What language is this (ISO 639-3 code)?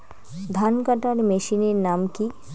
ben